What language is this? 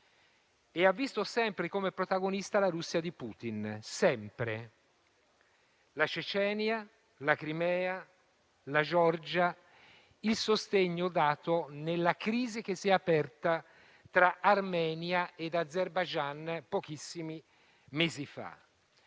Italian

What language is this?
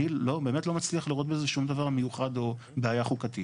Hebrew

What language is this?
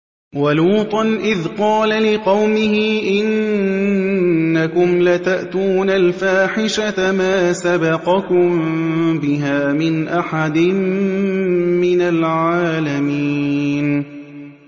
Arabic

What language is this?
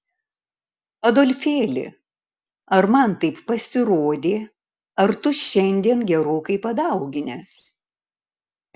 Lithuanian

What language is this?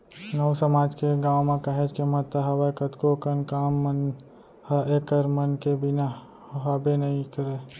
Chhattisgarhi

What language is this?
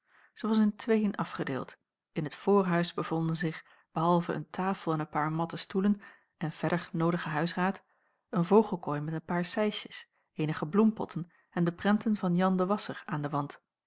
Dutch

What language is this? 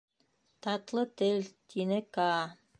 Bashkir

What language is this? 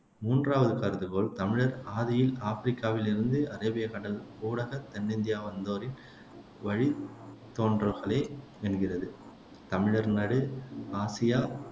Tamil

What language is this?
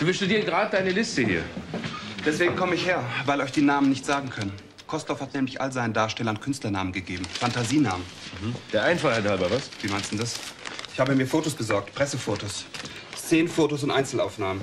German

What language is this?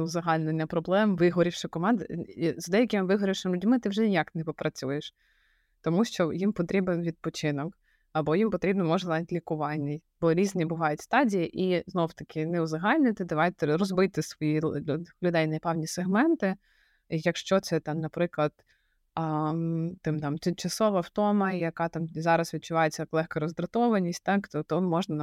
Ukrainian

